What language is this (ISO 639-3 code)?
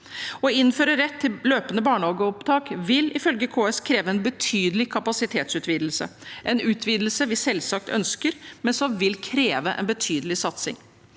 nor